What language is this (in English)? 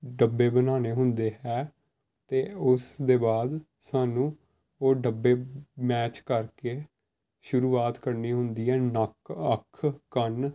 Punjabi